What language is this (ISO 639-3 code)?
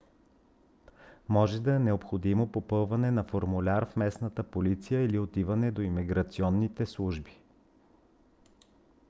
bul